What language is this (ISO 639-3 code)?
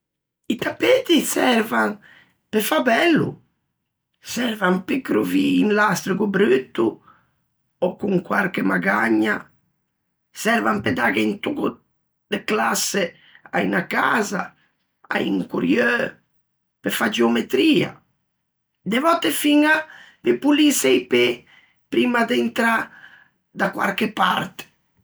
lij